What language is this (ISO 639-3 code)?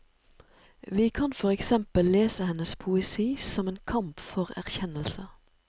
nor